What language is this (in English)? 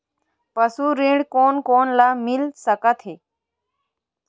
Chhattisgarhi